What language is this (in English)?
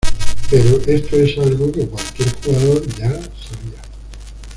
Spanish